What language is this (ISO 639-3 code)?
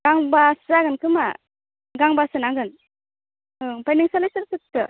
brx